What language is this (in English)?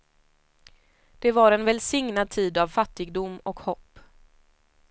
Swedish